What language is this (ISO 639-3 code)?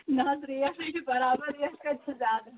kas